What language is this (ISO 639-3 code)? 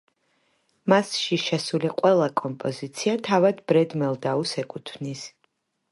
kat